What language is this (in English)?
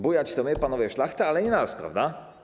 Polish